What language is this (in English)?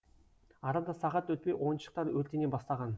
Kazakh